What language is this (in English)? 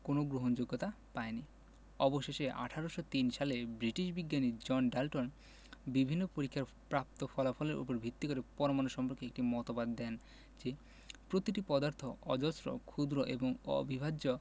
Bangla